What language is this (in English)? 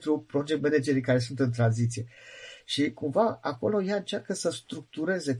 Romanian